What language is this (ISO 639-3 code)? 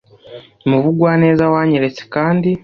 kin